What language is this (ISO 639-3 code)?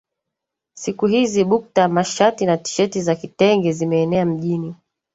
swa